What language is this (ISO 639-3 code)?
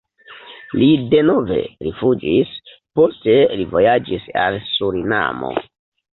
epo